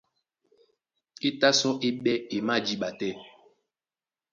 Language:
Duala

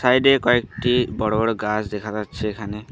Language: Bangla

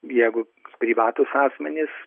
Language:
Lithuanian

